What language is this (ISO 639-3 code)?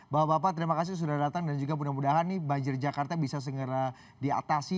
ind